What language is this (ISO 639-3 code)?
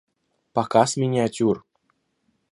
rus